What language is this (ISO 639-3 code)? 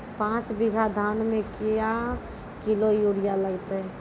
mai